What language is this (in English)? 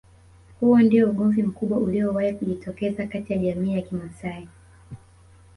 Swahili